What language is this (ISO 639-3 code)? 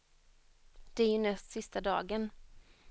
swe